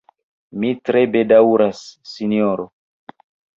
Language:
Esperanto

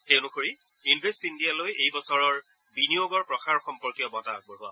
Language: Assamese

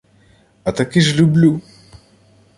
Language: Ukrainian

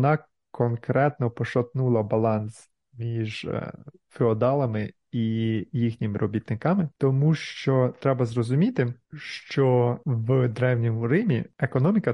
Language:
Ukrainian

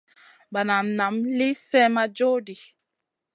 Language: Masana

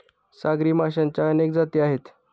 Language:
Marathi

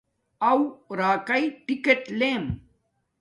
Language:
Domaaki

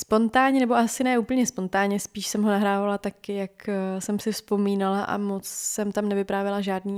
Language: Czech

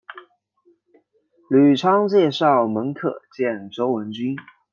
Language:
Chinese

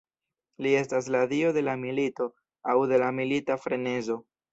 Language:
Esperanto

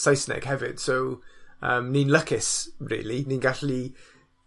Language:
Welsh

